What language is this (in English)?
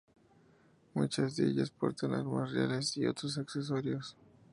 Spanish